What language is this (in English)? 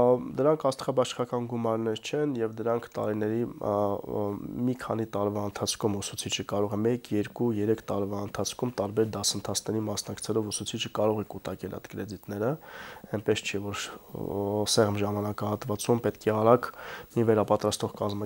Romanian